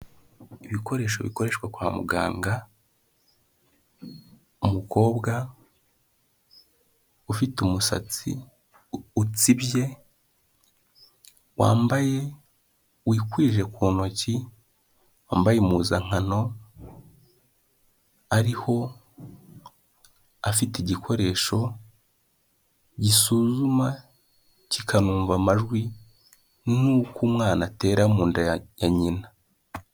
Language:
Kinyarwanda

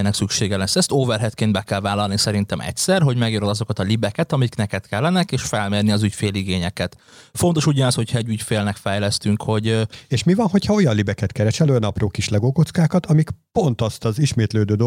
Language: Hungarian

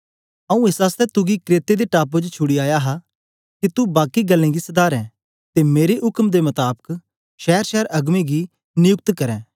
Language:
Dogri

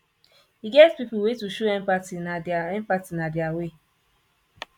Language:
Nigerian Pidgin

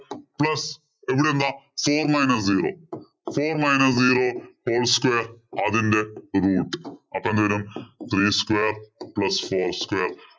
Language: Malayalam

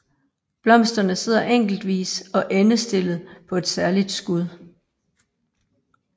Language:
Danish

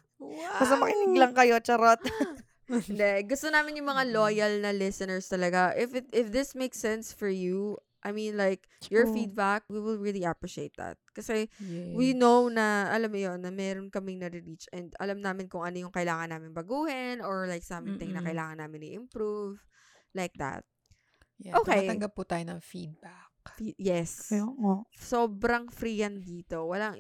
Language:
Filipino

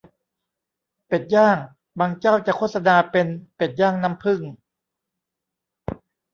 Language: Thai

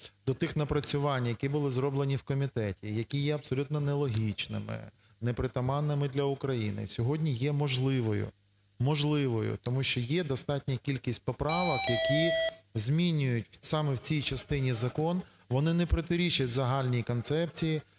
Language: Ukrainian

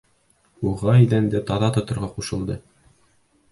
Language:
Bashkir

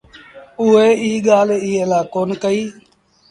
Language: Sindhi Bhil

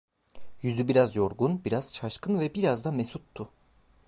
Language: Turkish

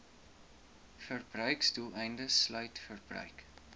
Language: Afrikaans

